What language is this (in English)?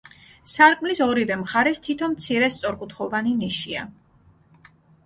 Georgian